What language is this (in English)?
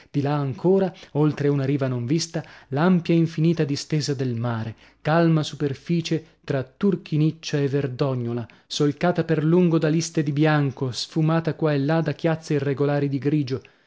Italian